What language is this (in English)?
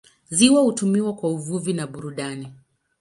Swahili